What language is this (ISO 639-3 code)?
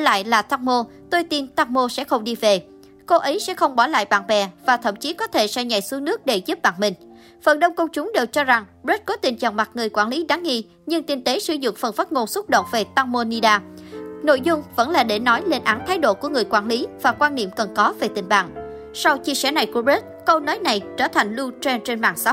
vie